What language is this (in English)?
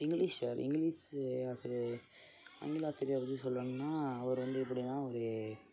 Tamil